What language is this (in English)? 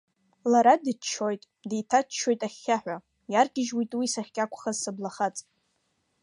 Abkhazian